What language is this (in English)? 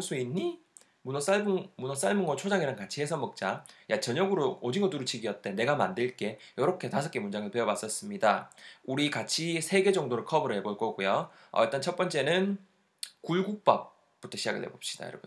Korean